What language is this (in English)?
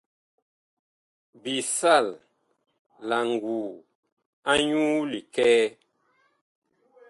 Bakoko